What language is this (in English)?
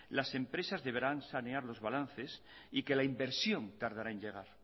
Spanish